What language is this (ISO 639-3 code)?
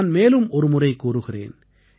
tam